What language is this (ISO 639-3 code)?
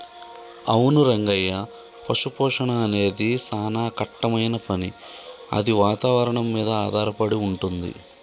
tel